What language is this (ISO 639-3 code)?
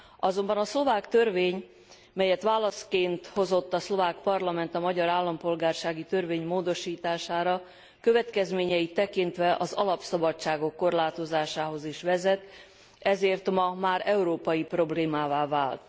hun